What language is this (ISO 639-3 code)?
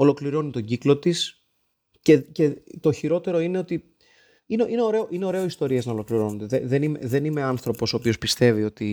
ell